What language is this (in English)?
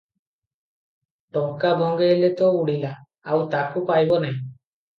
Odia